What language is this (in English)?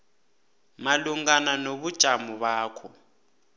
South Ndebele